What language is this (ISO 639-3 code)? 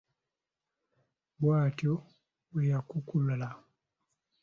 lug